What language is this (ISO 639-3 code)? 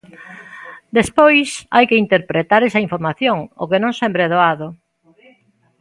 glg